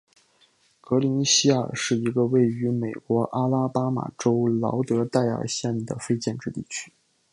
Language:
Chinese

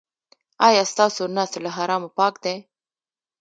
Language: Pashto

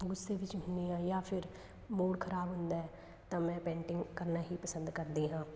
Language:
Punjabi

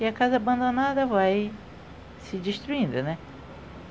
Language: Portuguese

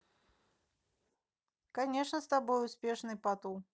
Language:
Russian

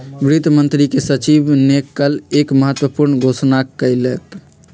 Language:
Magahi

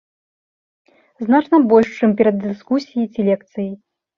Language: Belarusian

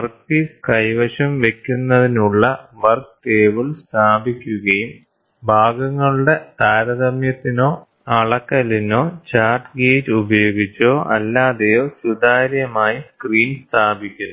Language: Malayalam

